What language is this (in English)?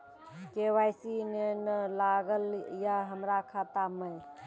Maithili